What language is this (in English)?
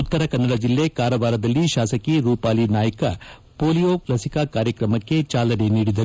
Kannada